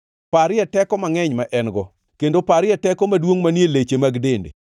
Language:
Luo (Kenya and Tanzania)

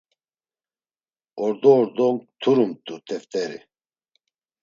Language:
Laz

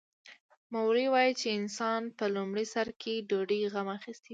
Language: Pashto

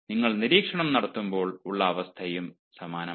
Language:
Malayalam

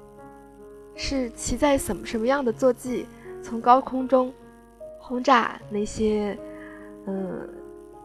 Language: Chinese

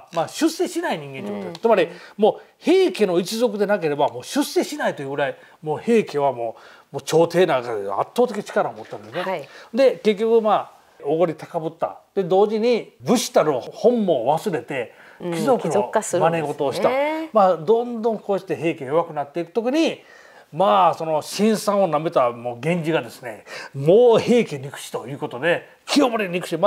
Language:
Japanese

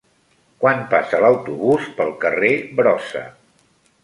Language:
Catalan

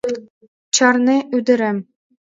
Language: Mari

